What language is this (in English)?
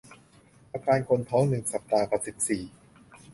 Thai